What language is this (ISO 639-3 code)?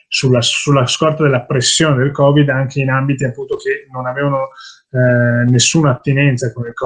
ita